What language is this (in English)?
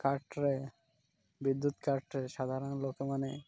Odia